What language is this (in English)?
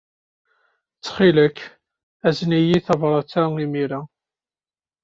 Kabyle